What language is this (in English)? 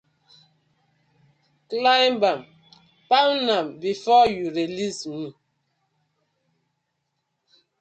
Nigerian Pidgin